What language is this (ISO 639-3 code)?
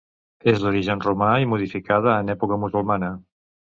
cat